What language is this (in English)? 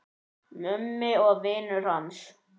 Icelandic